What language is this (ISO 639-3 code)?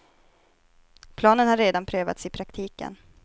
swe